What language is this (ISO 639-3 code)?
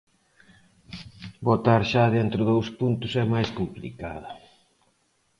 glg